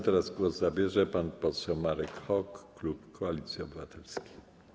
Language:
Polish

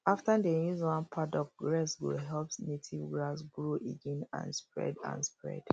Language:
Nigerian Pidgin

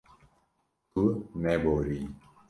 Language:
Kurdish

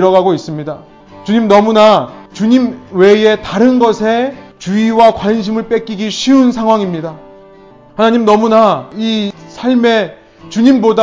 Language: Korean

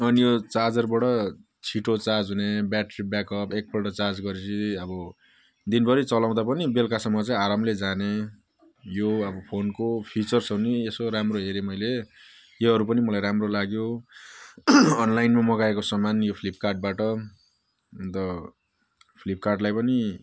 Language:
Nepali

